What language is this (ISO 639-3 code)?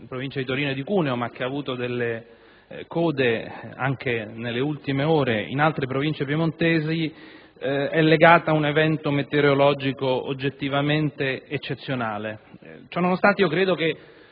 ita